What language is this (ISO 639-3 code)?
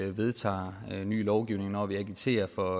dan